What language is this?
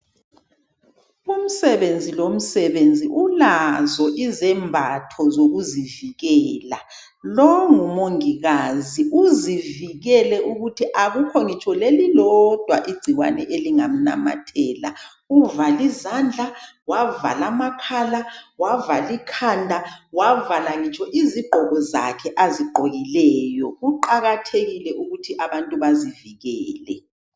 North Ndebele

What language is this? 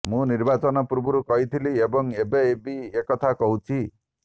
Odia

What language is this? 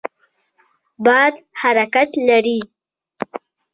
Pashto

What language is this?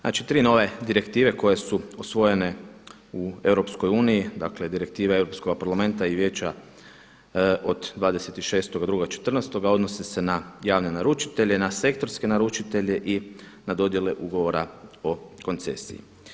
Croatian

